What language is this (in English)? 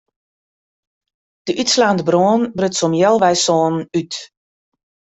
Western Frisian